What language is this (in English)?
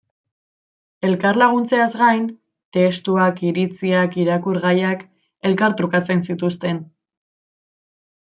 Basque